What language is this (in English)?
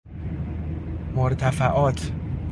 Persian